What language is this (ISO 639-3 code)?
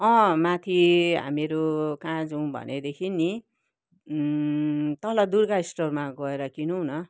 nep